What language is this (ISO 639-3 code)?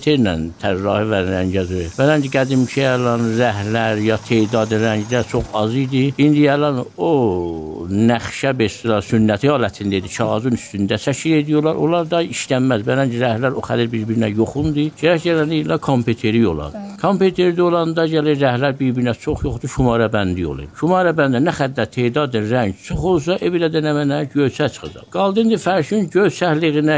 fas